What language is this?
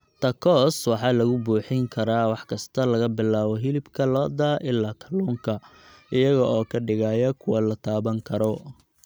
Somali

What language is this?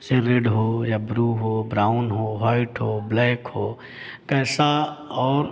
Hindi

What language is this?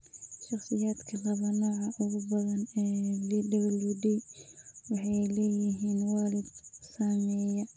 Somali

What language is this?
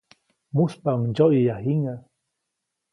Copainalá Zoque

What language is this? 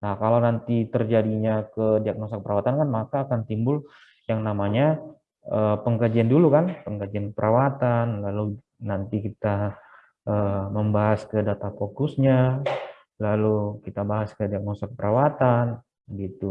Indonesian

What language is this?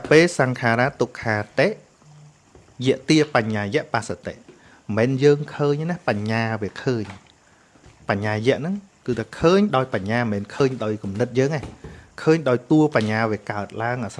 Vietnamese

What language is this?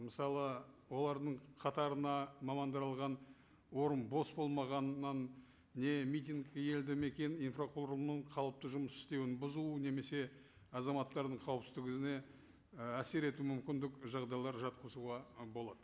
Kazakh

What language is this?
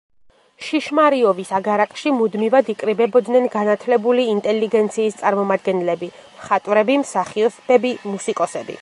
Georgian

